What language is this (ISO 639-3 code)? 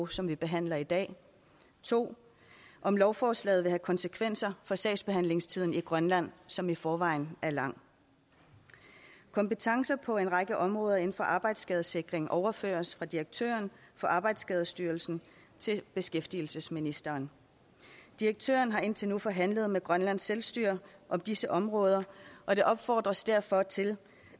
dan